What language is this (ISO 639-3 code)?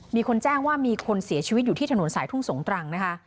tha